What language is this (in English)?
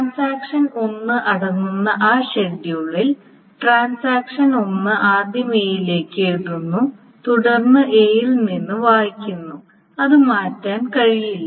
Malayalam